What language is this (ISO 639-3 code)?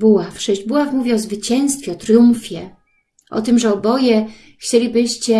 pol